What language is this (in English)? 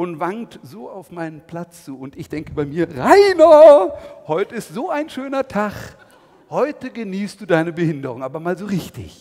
German